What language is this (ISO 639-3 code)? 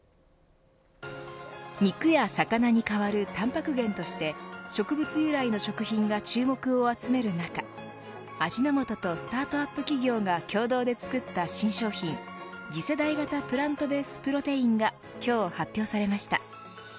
jpn